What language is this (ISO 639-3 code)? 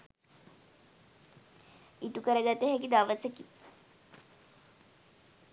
sin